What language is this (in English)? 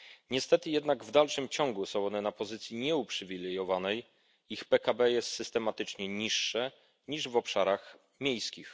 Polish